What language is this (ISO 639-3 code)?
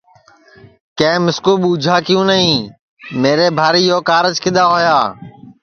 ssi